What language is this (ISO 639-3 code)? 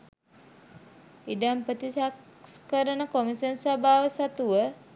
sin